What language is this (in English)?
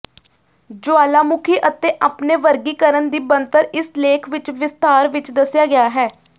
Punjabi